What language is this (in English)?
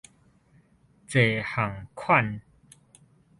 Min Nan Chinese